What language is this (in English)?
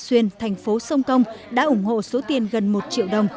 Vietnamese